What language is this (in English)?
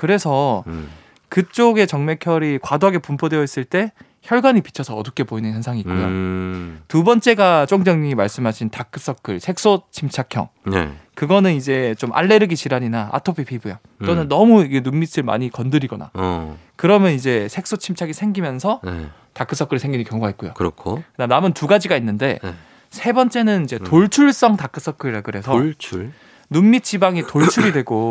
Korean